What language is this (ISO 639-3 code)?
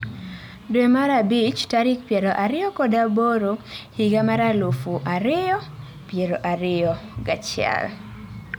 luo